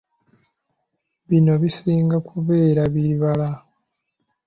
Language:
Ganda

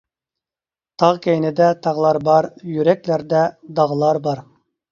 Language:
Uyghur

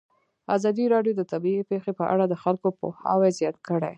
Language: Pashto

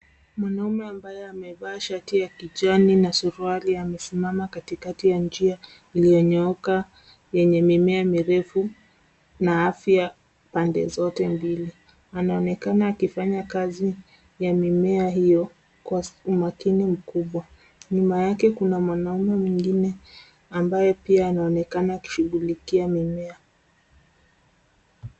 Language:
Swahili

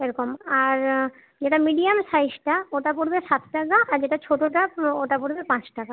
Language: Bangla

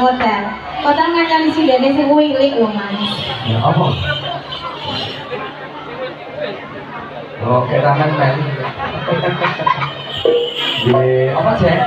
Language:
Indonesian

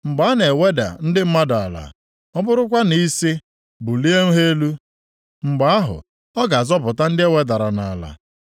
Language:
Igbo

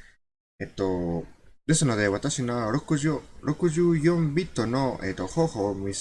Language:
Japanese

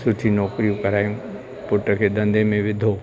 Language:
Sindhi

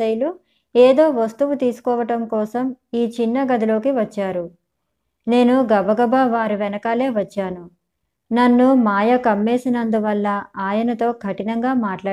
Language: Telugu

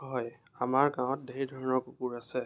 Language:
Assamese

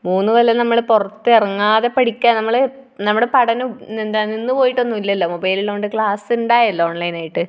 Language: Malayalam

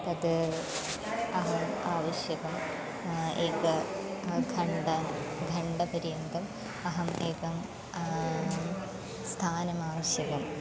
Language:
Sanskrit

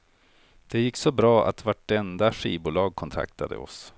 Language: Swedish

